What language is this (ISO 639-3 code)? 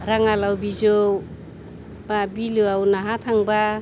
brx